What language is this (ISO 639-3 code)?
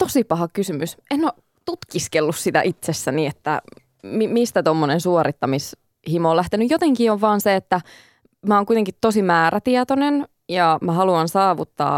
fin